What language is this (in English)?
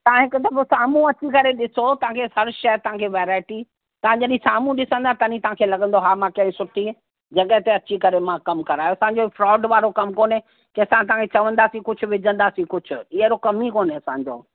Sindhi